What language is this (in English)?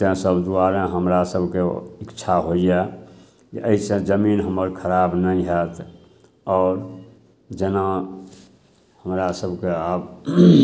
Maithili